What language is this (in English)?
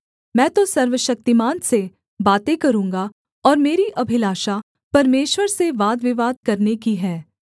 Hindi